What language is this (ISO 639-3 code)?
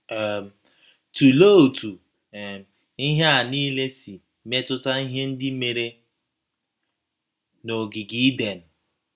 ibo